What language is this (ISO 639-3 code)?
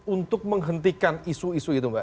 ind